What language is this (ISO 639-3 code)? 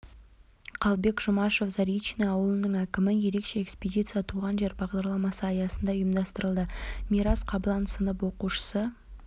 kaz